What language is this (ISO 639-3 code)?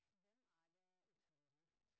nob